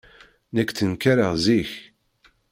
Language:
Kabyle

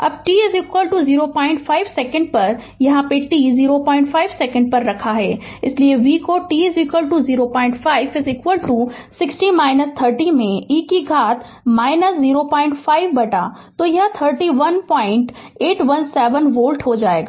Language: Hindi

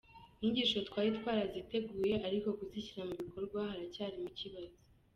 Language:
Kinyarwanda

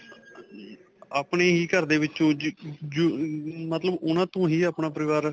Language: Punjabi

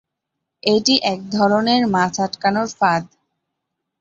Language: Bangla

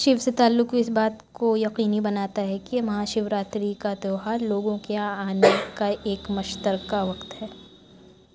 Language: Urdu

